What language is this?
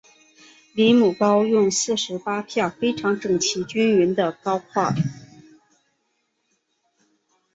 Chinese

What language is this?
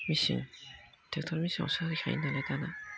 Bodo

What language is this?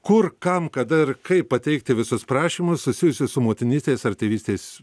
Lithuanian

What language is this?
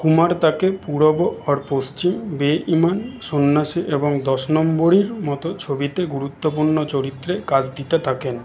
Bangla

